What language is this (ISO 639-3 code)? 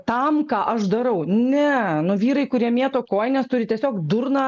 lit